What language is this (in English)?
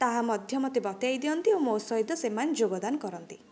Odia